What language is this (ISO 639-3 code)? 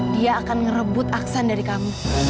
ind